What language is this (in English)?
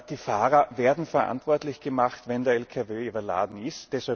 German